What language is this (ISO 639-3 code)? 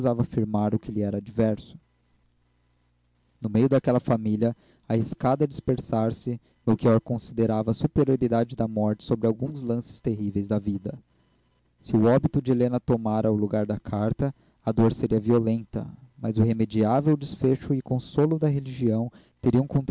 por